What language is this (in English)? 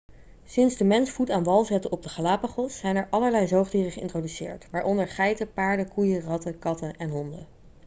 Dutch